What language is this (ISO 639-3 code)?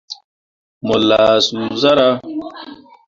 mua